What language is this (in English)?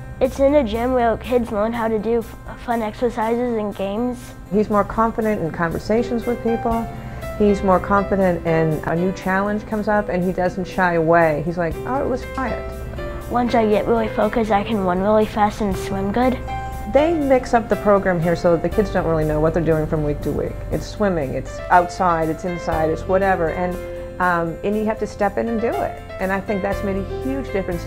English